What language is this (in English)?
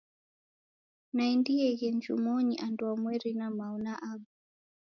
Taita